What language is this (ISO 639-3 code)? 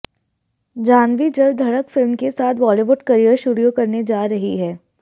hin